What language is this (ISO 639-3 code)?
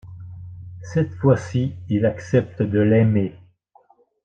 fra